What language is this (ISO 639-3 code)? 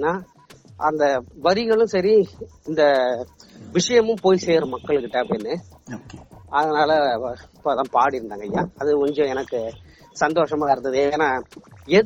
tam